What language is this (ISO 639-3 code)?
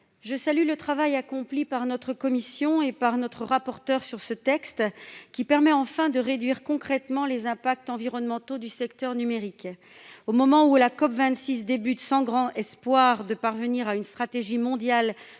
fra